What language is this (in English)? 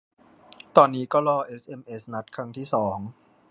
Thai